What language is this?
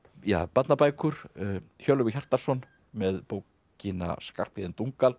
Icelandic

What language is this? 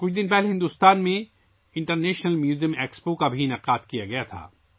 Urdu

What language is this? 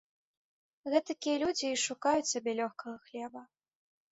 Belarusian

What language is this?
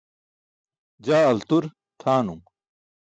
Burushaski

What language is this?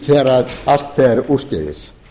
Icelandic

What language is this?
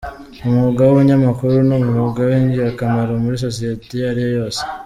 Kinyarwanda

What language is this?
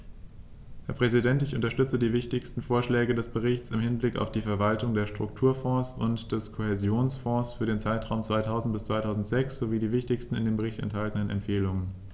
German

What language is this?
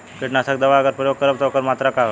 Bhojpuri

